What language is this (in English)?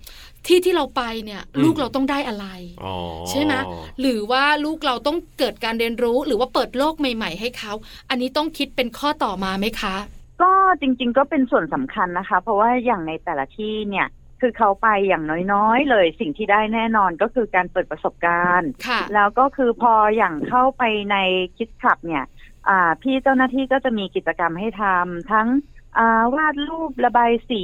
Thai